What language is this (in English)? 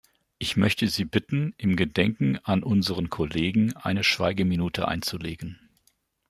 German